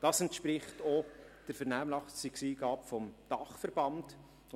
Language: Swiss German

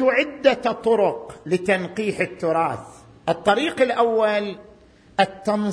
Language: Arabic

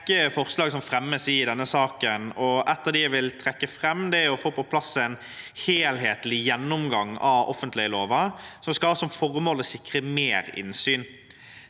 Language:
Norwegian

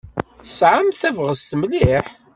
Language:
Kabyle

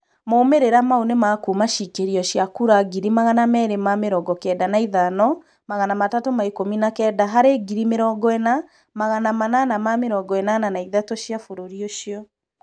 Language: Kikuyu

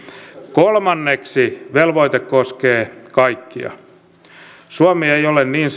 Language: Finnish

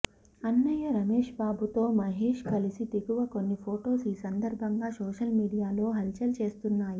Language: Telugu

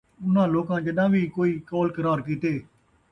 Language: Saraiki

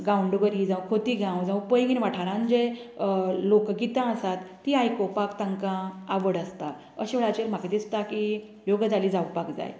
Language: Konkani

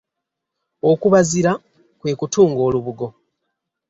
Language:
Ganda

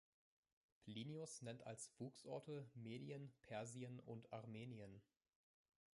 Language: German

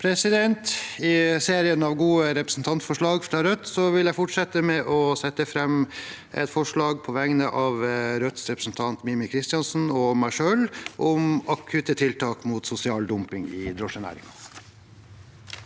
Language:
Norwegian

